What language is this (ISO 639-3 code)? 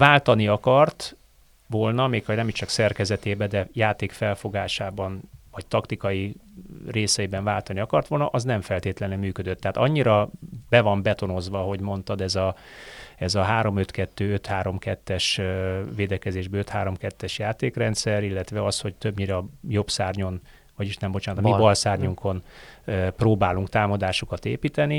hun